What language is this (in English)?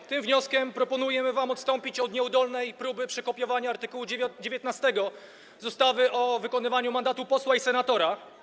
Polish